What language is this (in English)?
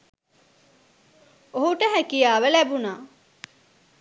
Sinhala